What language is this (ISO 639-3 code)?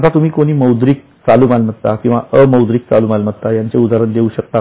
mar